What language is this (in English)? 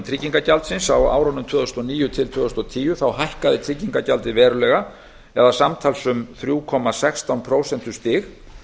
Icelandic